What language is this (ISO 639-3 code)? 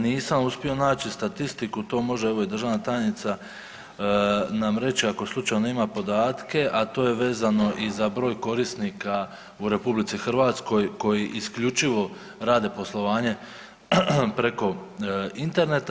hrv